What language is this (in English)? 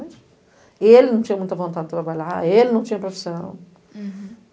Portuguese